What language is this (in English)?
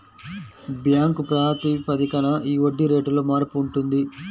Telugu